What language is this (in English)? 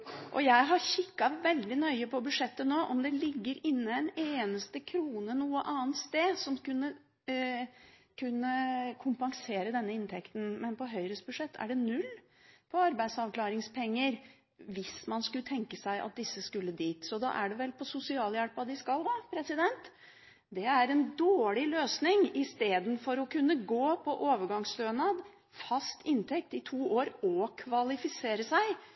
Norwegian Bokmål